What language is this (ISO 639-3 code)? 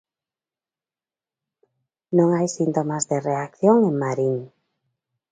glg